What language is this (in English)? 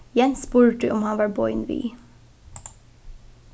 Faroese